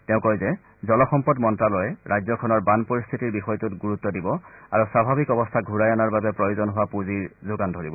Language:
Assamese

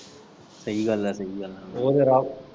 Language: Punjabi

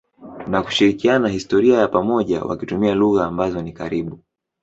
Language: Swahili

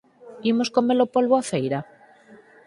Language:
Galician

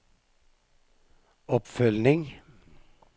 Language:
Norwegian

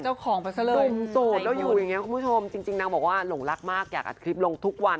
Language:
Thai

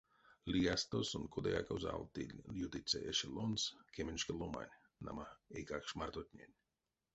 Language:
Erzya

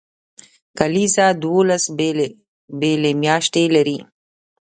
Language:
Pashto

